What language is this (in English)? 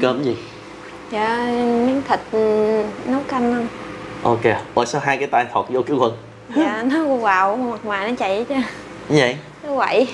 Vietnamese